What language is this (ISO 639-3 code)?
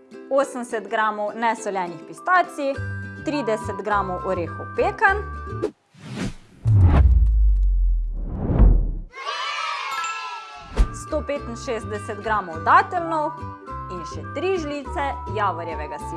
slv